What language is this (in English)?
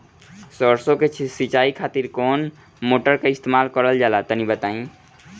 Bhojpuri